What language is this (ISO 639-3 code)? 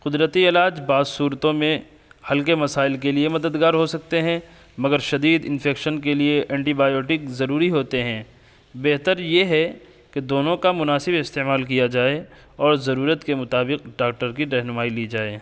urd